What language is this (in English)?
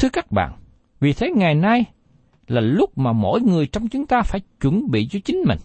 Vietnamese